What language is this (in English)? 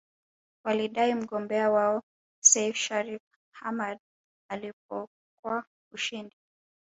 Swahili